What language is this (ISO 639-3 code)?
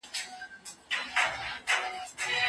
pus